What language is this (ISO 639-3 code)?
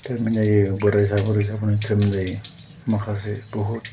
brx